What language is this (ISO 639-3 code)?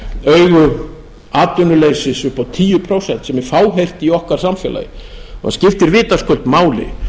isl